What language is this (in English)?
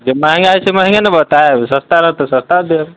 Maithili